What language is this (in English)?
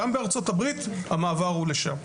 Hebrew